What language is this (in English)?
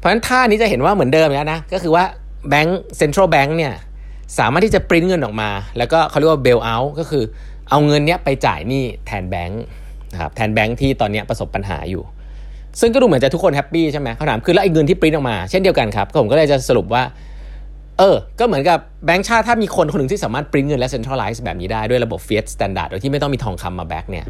Thai